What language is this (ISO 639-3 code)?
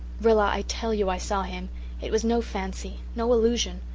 eng